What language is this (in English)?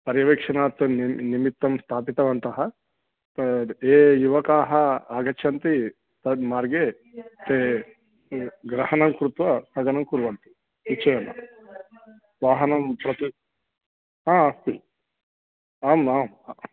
Sanskrit